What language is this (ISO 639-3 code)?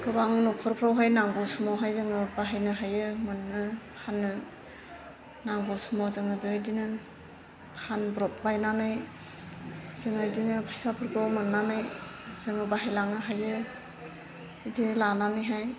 brx